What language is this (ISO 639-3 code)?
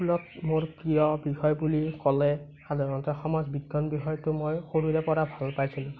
asm